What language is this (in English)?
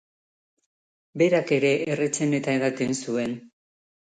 Basque